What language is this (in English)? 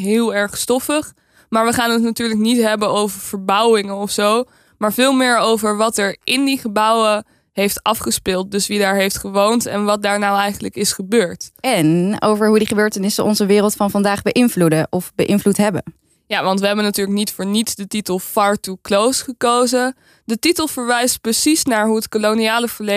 Dutch